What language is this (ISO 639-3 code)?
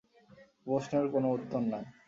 ben